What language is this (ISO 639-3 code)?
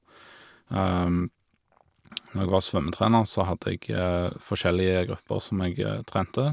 nor